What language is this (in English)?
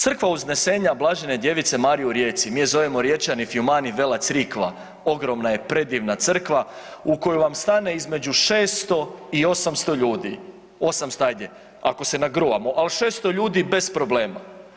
Croatian